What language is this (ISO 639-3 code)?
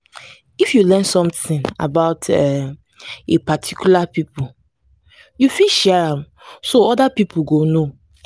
pcm